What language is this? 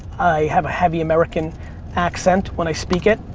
English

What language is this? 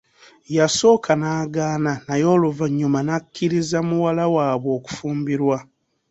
Ganda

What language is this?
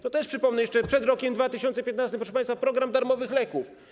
Polish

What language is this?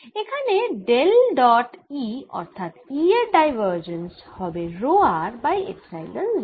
Bangla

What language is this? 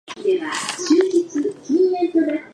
Japanese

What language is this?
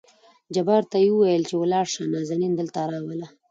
Pashto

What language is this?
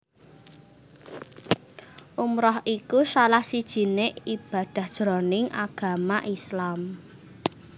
Javanese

